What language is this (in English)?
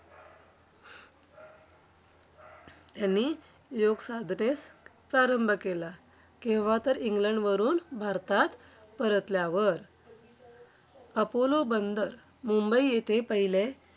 Marathi